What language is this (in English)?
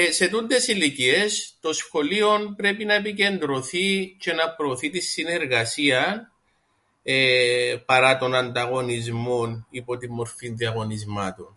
Greek